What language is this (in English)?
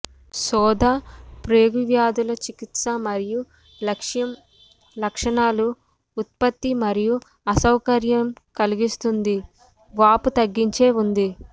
Telugu